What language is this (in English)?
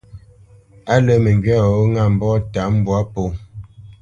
Bamenyam